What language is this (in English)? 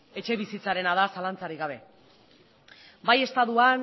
Basque